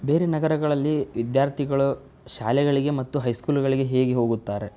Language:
Kannada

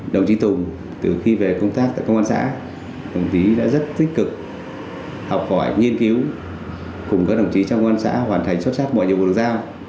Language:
Vietnamese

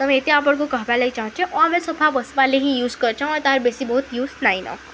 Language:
Odia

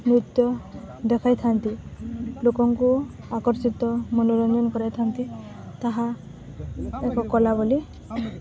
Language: Odia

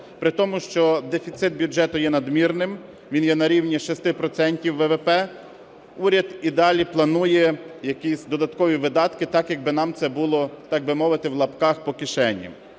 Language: Ukrainian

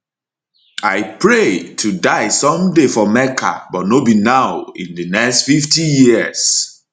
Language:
Nigerian Pidgin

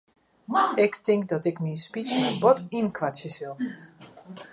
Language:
Western Frisian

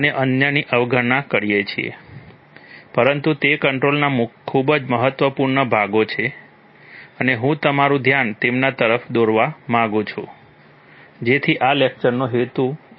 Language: Gujarati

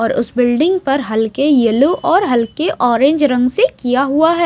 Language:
Hindi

